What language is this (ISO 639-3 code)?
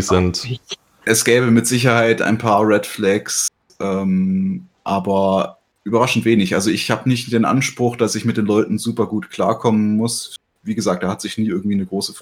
deu